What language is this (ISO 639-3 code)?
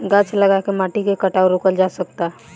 bho